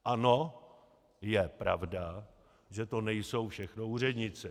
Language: Czech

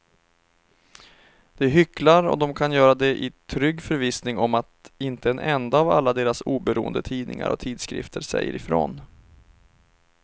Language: Swedish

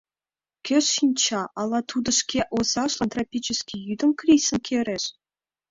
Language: Mari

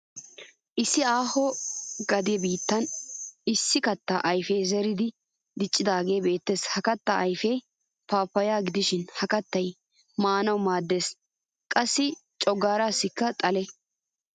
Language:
Wolaytta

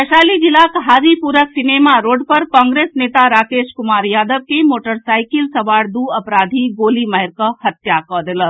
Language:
Maithili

